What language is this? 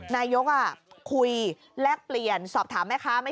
Thai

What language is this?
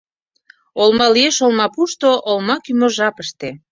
Mari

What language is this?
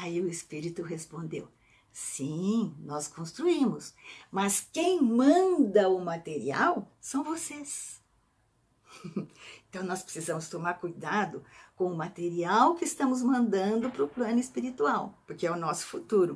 Portuguese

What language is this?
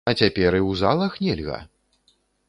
Belarusian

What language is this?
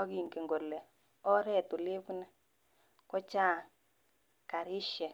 Kalenjin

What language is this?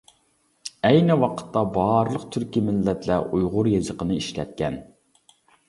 Uyghur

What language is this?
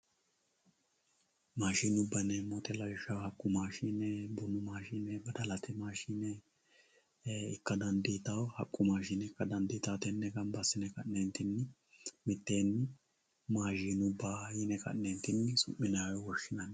Sidamo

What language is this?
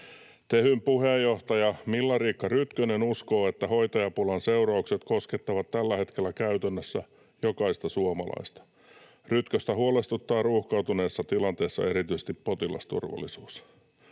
Finnish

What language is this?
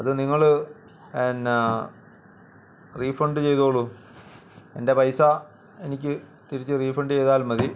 Malayalam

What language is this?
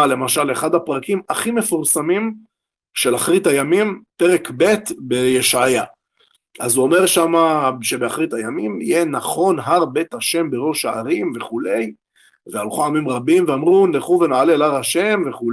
Hebrew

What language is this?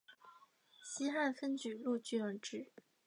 Chinese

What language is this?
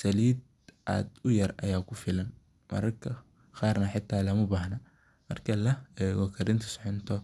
Somali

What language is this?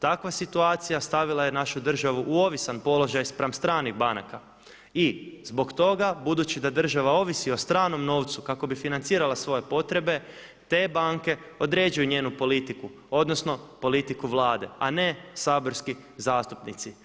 Croatian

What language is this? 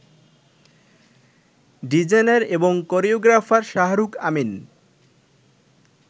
Bangla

